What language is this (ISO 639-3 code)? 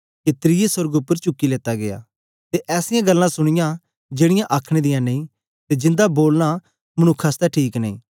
doi